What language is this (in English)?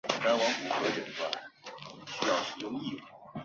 Chinese